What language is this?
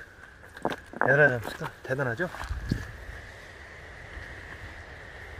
Korean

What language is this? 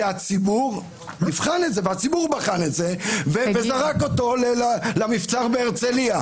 Hebrew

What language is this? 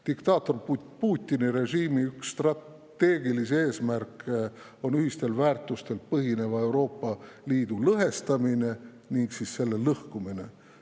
Estonian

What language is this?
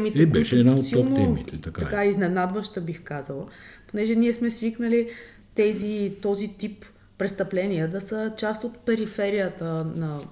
Bulgarian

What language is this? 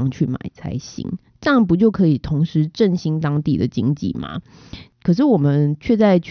Chinese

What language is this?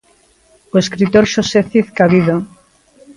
Galician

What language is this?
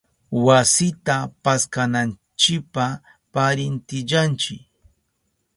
Southern Pastaza Quechua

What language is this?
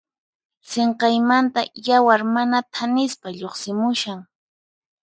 Puno Quechua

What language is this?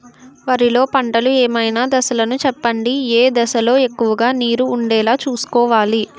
Telugu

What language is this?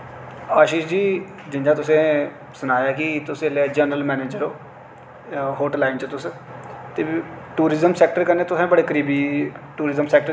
Dogri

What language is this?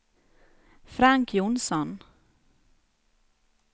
Swedish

